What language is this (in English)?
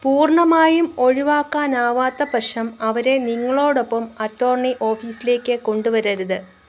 Malayalam